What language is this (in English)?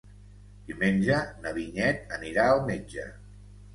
Catalan